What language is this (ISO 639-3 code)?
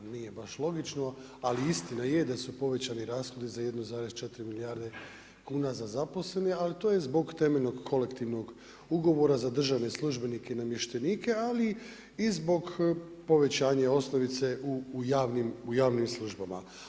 hrv